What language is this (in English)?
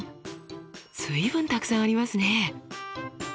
Japanese